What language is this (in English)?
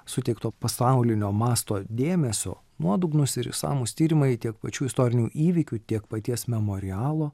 Lithuanian